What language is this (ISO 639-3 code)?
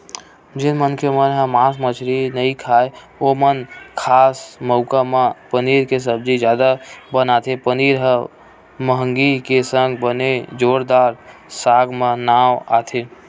hne